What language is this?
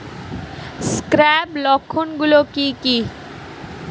Bangla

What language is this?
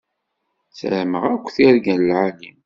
Kabyle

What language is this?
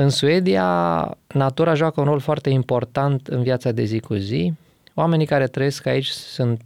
Romanian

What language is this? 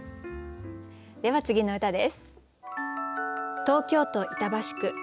Japanese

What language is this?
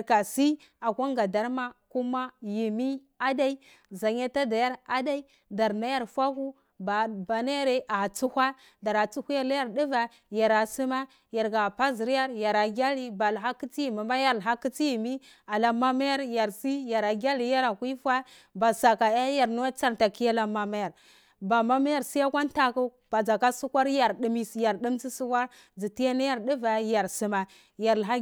Cibak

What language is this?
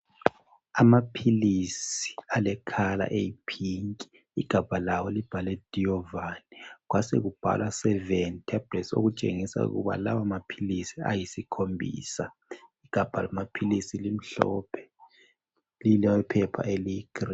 North Ndebele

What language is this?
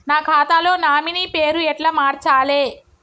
Telugu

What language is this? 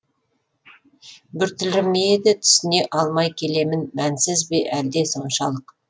Kazakh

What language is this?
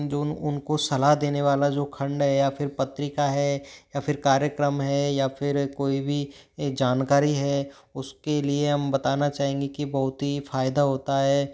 Hindi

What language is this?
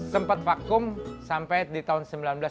Indonesian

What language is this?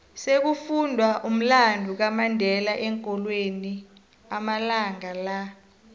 South Ndebele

